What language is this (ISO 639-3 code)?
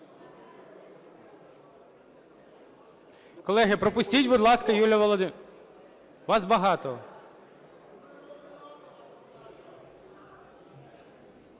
ukr